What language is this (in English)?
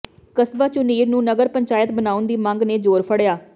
Punjabi